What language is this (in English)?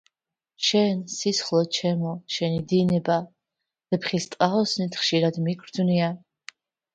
Georgian